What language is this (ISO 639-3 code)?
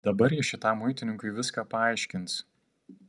lit